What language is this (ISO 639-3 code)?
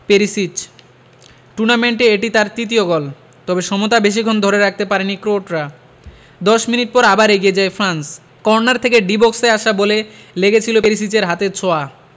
ben